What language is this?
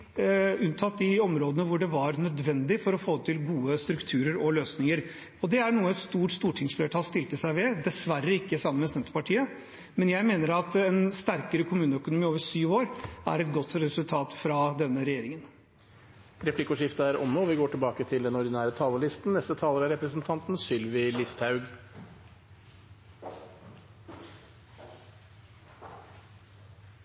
Norwegian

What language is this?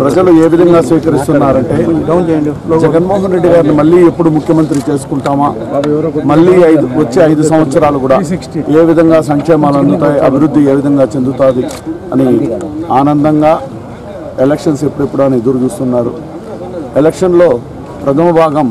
Telugu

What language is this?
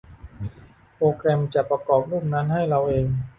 Thai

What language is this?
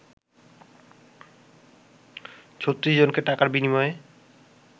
Bangla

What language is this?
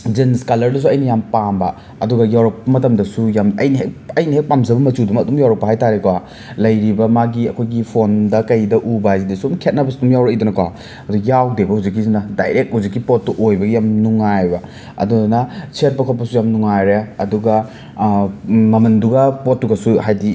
Manipuri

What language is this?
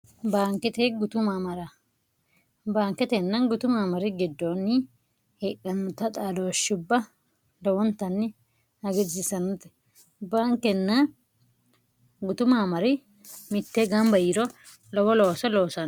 Sidamo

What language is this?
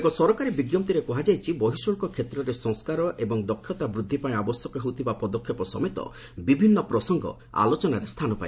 Odia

